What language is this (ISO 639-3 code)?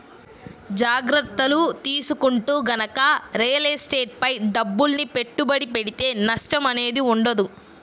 tel